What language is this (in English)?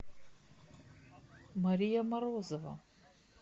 Russian